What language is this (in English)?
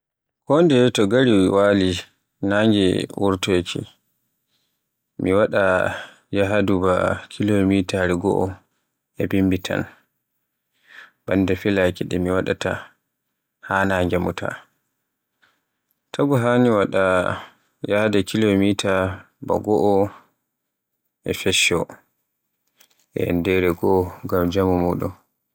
Borgu Fulfulde